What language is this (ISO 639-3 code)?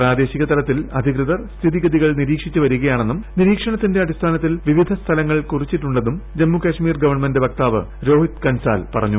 mal